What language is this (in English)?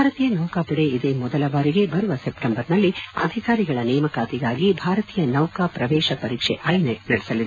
Kannada